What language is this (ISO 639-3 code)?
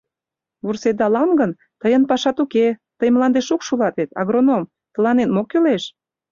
chm